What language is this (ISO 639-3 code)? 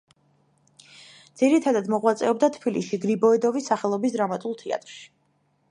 kat